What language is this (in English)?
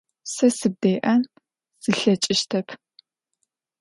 Adyghe